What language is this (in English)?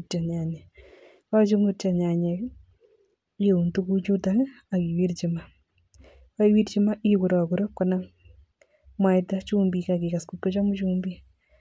Kalenjin